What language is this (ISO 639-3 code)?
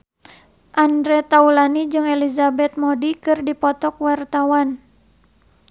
sun